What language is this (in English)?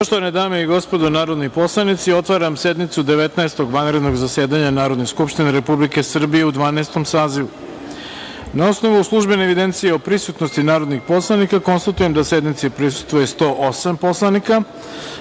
Serbian